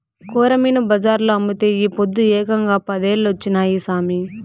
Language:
Telugu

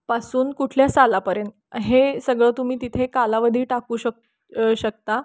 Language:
Marathi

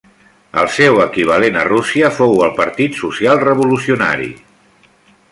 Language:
Catalan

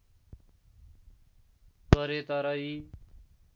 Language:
Nepali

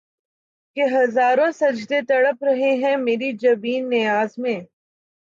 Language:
Urdu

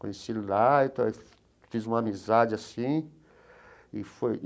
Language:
Portuguese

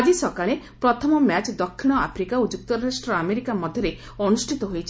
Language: Odia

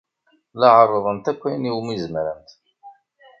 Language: Kabyle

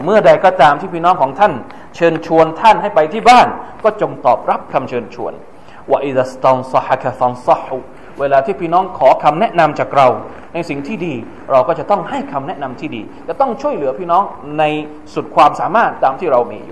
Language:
Thai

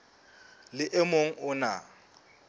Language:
Southern Sotho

